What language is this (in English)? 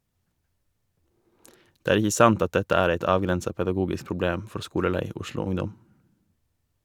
Norwegian